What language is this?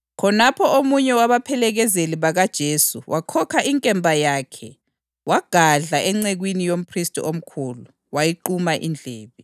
North Ndebele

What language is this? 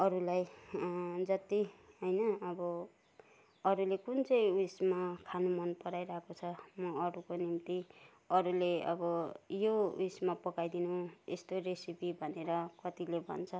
Nepali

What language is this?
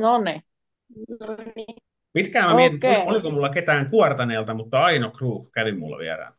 Finnish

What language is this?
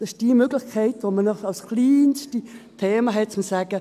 Swiss German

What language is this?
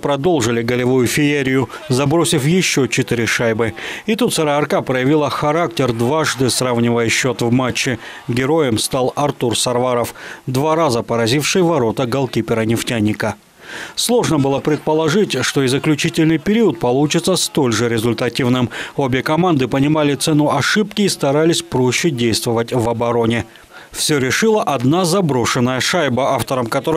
Russian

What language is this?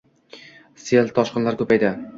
Uzbek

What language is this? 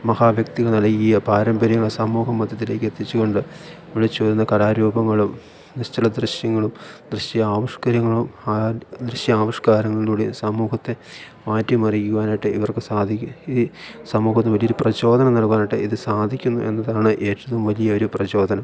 Malayalam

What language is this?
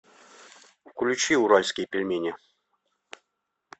Russian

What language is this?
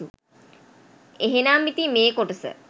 Sinhala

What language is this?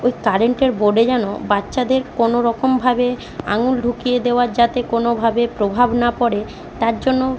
Bangla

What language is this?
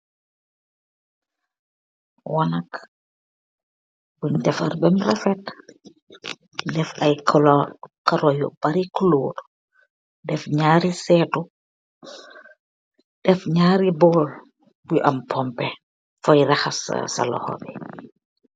Wolof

